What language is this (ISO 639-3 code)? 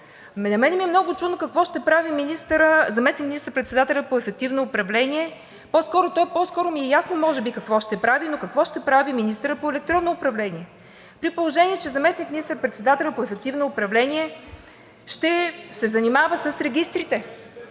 bul